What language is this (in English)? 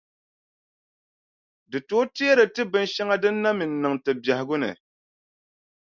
Dagbani